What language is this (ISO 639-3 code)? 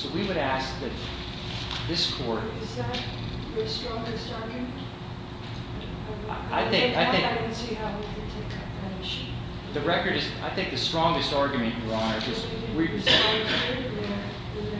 eng